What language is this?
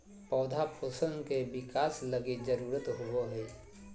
Magahi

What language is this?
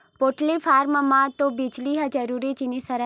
Chhattisgarhi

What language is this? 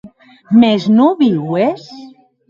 Occitan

